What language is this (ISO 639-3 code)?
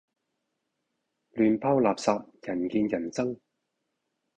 yue